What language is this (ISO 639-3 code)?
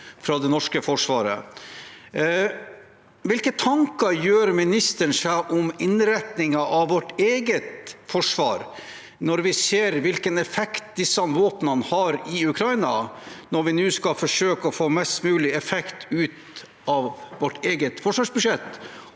nor